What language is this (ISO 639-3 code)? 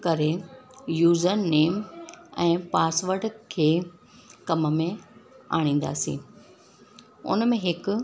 snd